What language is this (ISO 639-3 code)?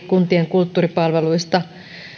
fin